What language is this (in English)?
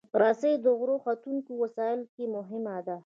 Pashto